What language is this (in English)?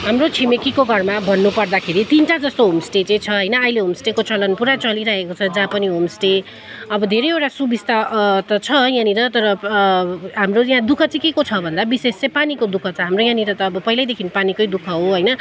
Nepali